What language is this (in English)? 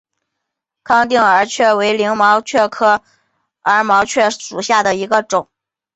Chinese